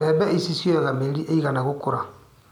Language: Kikuyu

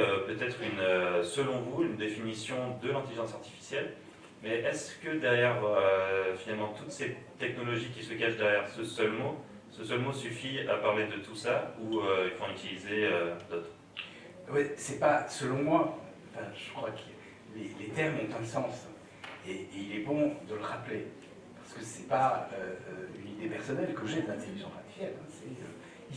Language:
French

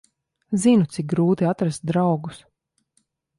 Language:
Latvian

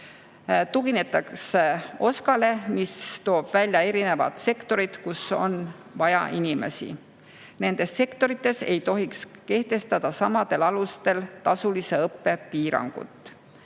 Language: Estonian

